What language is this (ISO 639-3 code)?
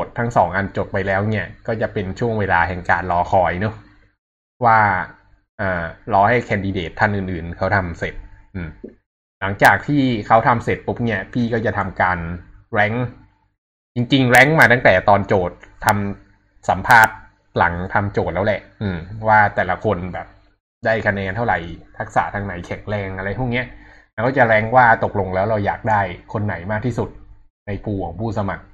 tha